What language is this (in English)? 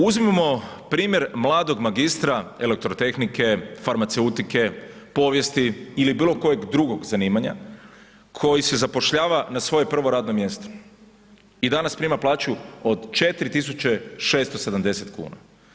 Croatian